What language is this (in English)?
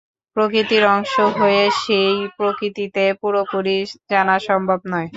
Bangla